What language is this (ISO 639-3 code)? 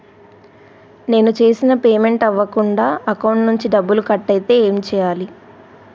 tel